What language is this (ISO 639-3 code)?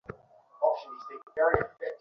ben